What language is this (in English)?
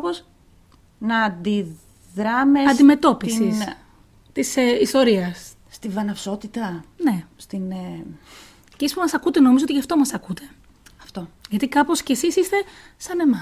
Greek